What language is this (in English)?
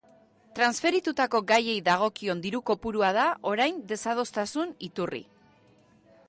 Basque